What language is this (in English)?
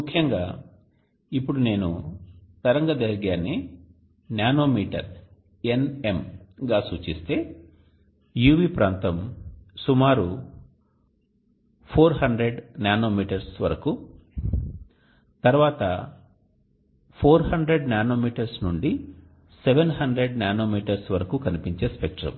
Telugu